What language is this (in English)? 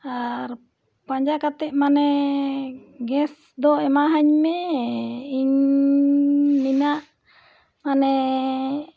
Santali